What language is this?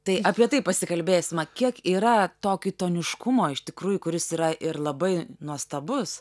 Lithuanian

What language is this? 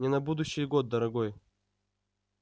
Russian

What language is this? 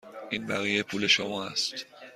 Persian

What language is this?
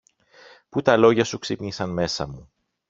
Greek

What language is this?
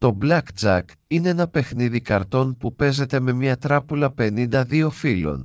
Greek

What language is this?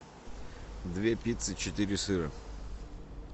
Russian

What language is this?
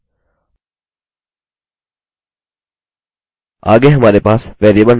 Hindi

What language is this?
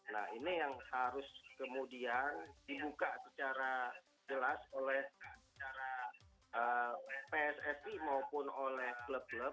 Indonesian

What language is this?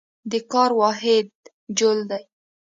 Pashto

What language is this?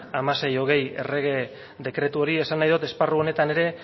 Basque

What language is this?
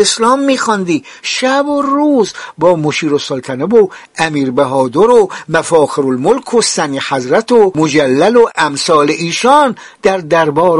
Persian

